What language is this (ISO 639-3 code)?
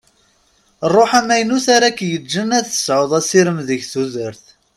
kab